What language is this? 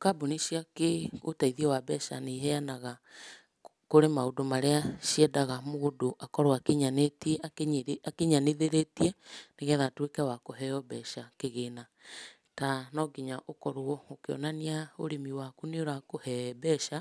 Kikuyu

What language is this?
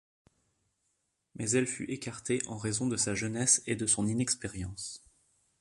French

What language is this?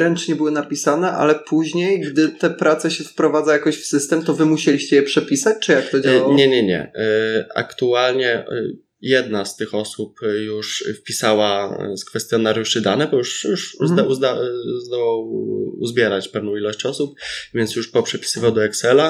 Polish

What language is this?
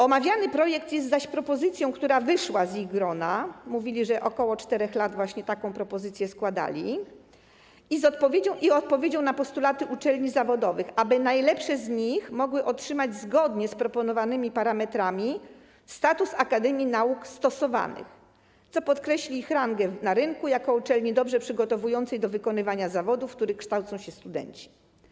Polish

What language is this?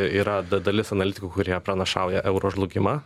Lithuanian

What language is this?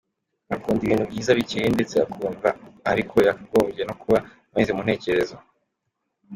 Kinyarwanda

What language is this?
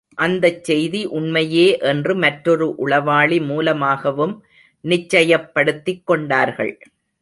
Tamil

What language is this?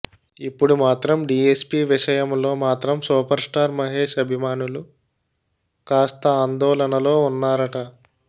Telugu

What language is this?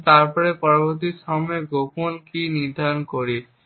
Bangla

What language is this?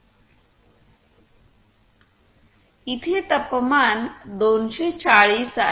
Marathi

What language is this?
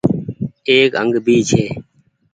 Goaria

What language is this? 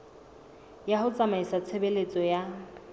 Southern Sotho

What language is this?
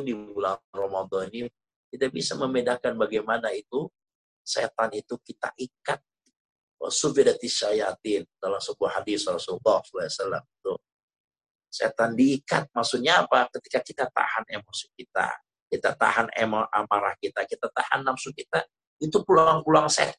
Indonesian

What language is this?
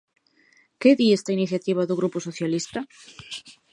Galician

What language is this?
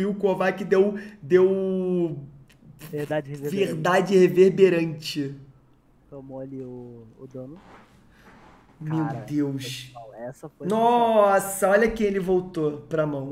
Portuguese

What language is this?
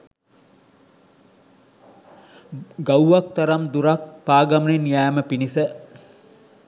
Sinhala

